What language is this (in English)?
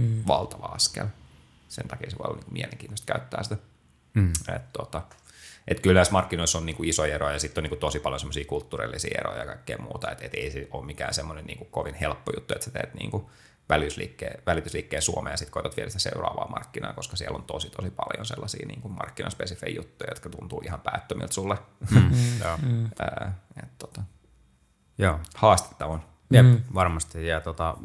Finnish